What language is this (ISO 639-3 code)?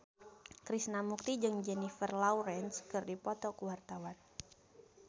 sun